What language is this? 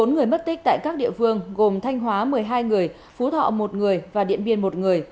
Vietnamese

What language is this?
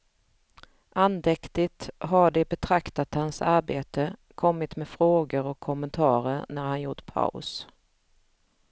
Swedish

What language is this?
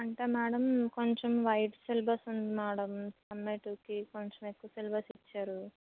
Telugu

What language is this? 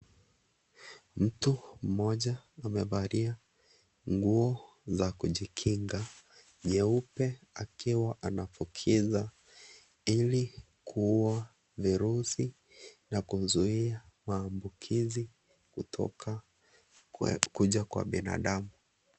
Swahili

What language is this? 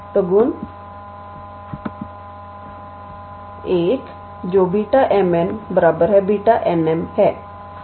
Hindi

